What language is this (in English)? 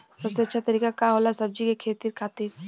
Bhojpuri